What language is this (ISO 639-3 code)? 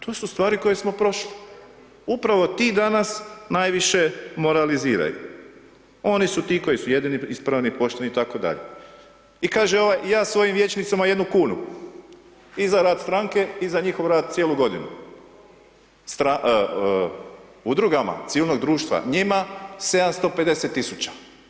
hrv